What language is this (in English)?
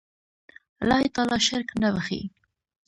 Pashto